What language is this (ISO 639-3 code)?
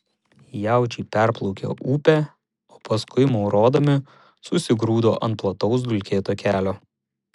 lit